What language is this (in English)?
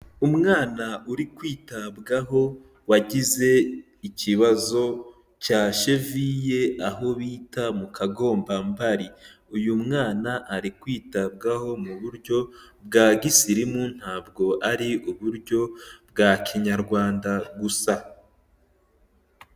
Kinyarwanda